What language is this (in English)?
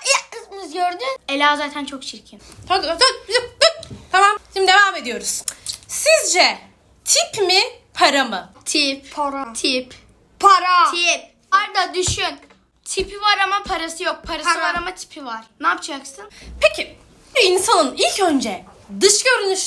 Turkish